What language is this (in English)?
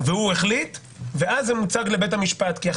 Hebrew